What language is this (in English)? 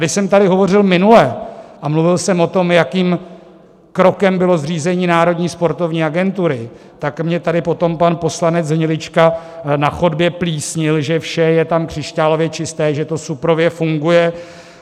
Czech